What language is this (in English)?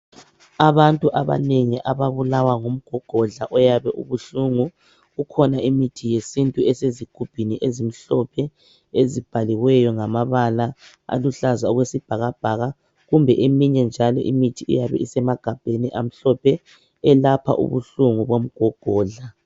North Ndebele